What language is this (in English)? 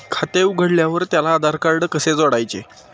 Marathi